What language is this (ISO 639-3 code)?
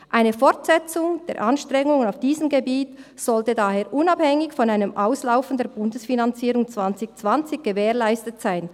gsw